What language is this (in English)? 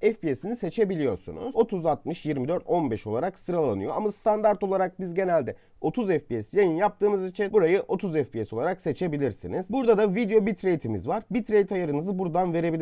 Turkish